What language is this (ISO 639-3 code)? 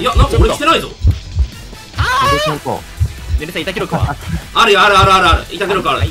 jpn